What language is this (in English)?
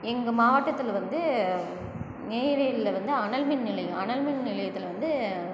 Tamil